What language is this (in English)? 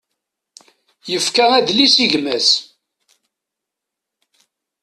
Kabyle